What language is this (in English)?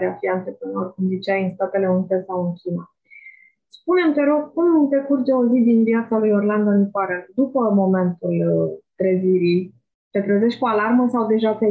Romanian